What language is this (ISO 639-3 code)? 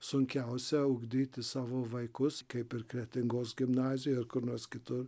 lit